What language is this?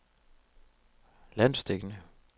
Danish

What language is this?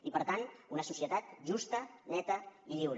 Catalan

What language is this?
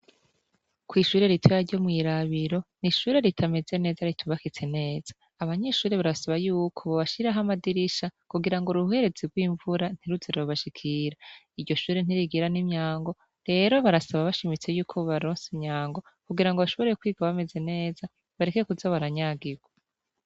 Rundi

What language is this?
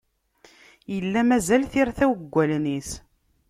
Kabyle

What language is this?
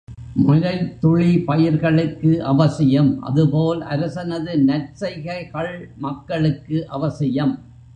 Tamil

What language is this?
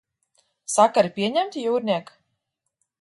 Latvian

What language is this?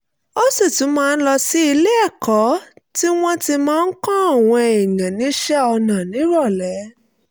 Yoruba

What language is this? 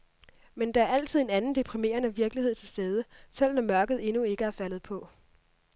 Danish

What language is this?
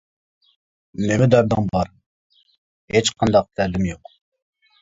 Uyghur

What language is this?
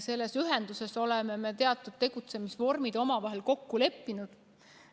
Estonian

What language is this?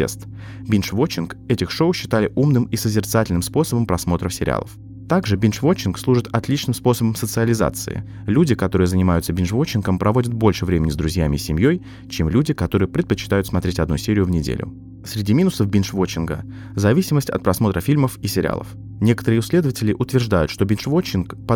Russian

